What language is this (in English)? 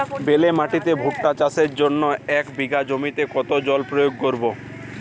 Bangla